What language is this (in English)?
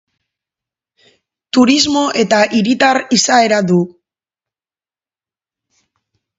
Basque